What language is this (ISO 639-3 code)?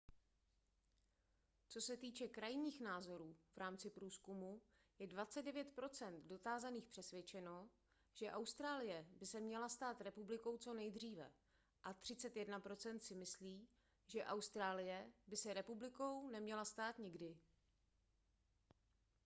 ces